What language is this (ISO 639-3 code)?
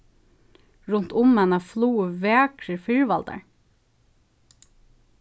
fao